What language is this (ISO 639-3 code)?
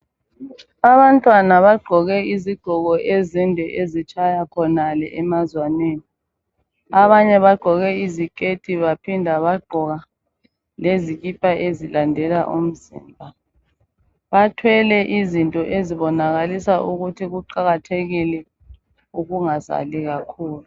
nde